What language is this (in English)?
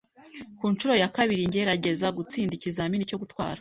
Kinyarwanda